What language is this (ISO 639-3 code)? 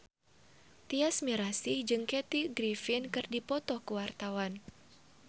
sun